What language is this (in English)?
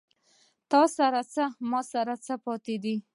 Pashto